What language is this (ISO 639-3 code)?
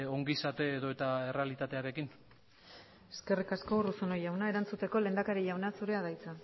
eus